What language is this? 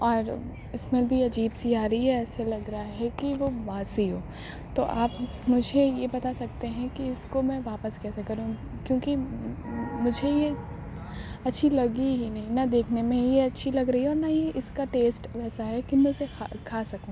Urdu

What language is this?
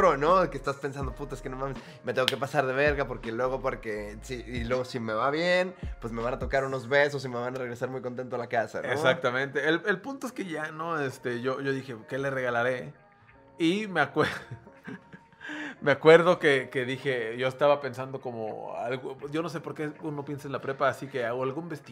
Spanish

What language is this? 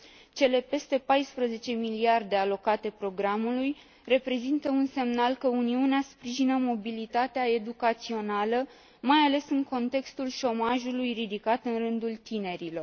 Romanian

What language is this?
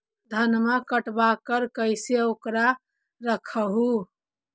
Magahi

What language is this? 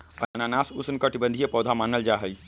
Magahi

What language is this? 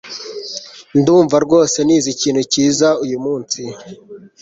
Kinyarwanda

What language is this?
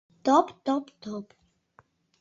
Mari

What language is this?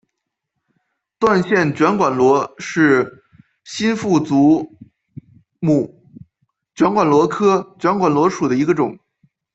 Chinese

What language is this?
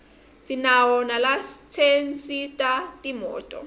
Swati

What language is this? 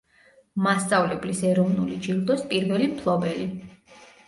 Georgian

